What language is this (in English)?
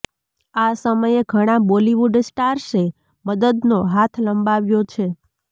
Gujarati